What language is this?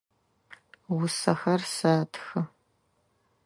Adyghe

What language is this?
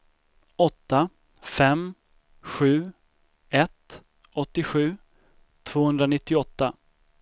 Swedish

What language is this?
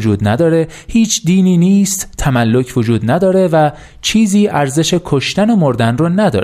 Persian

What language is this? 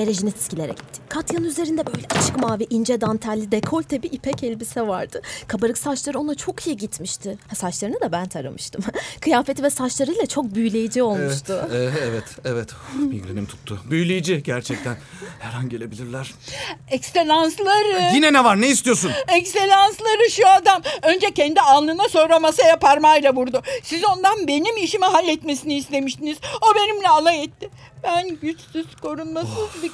Turkish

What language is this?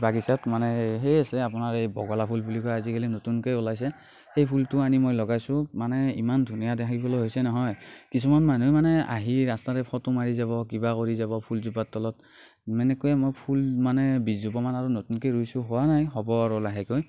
Assamese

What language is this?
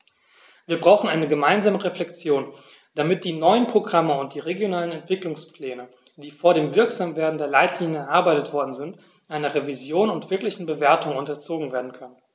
German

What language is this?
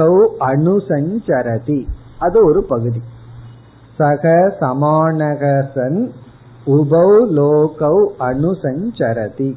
Tamil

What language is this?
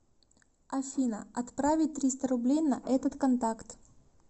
Russian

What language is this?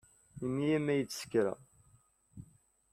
Kabyle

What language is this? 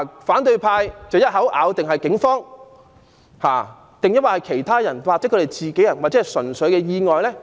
Cantonese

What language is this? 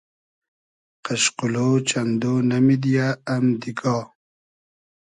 Hazaragi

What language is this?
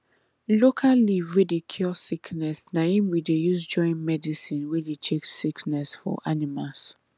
Nigerian Pidgin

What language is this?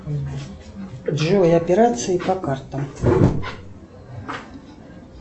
Russian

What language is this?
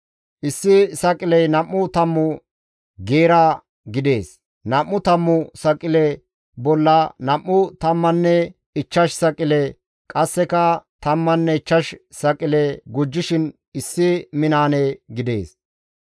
Gamo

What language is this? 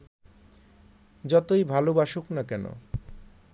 Bangla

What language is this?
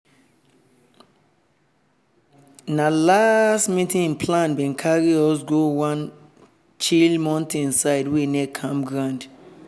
Nigerian Pidgin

